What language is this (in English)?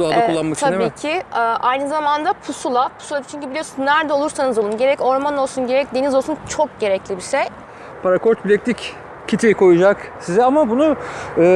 Turkish